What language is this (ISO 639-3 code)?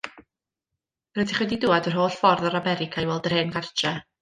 cym